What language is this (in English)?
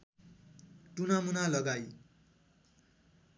Nepali